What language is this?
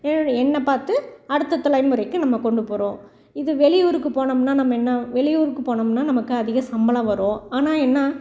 Tamil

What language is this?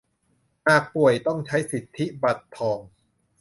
Thai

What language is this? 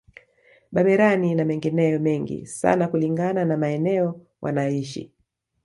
Swahili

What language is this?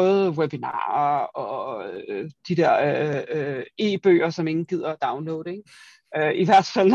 Danish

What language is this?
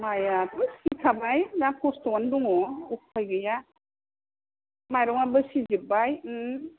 Bodo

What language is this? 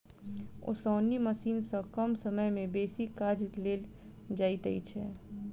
Maithili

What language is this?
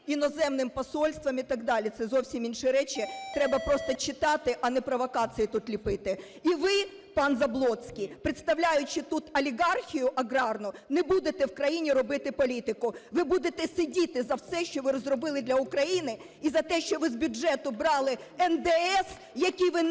Ukrainian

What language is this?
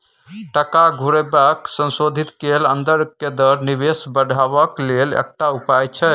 Maithili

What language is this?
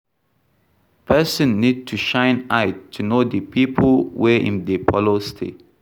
Nigerian Pidgin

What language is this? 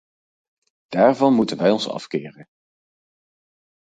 Dutch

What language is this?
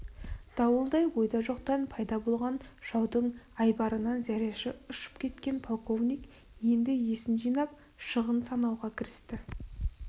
Kazakh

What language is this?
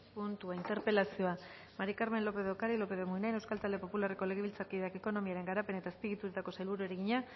Basque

